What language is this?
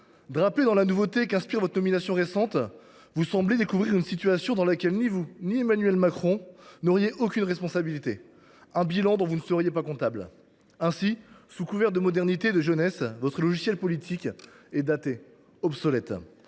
French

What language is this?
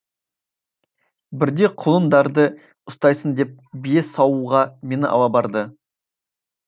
Kazakh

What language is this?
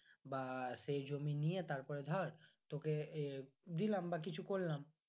Bangla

